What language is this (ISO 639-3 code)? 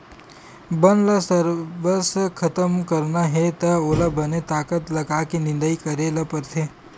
hne